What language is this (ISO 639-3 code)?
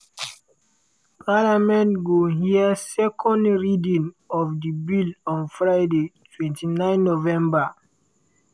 pcm